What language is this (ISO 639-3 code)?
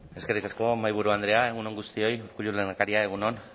eus